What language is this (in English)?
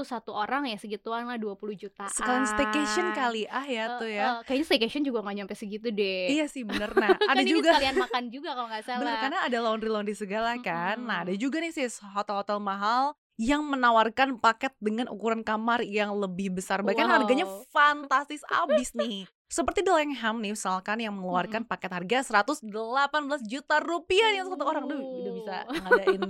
Indonesian